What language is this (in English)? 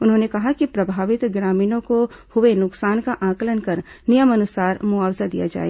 Hindi